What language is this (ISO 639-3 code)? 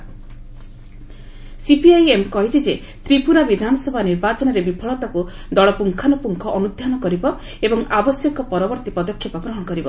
ori